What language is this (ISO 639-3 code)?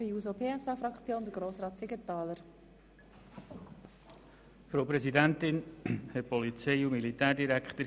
gsw